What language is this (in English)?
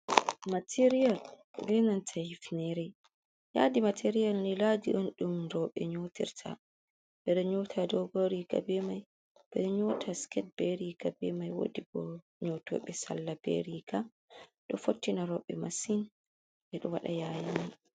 Fula